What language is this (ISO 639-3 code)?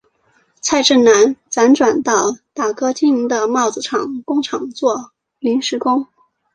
zho